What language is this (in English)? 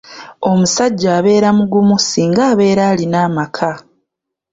Ganda